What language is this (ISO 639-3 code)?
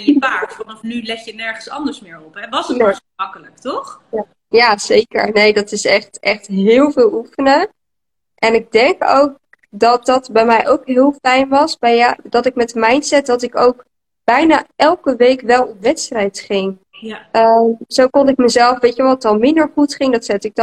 nld